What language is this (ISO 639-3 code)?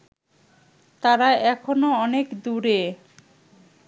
ben